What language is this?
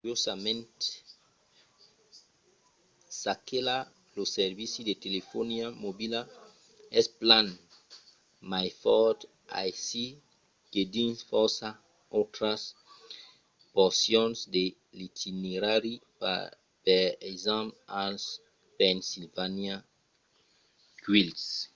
Occitan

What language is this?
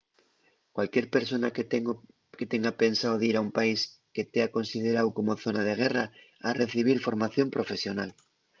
Asturian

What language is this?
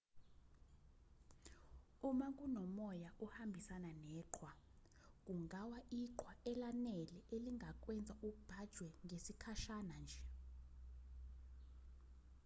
Zulu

